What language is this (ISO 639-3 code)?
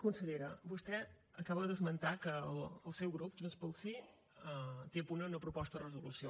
cat